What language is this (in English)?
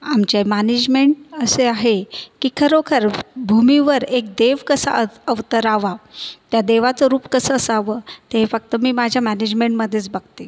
Marathi